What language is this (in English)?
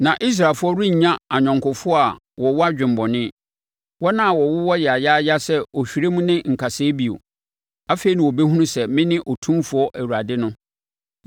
Akan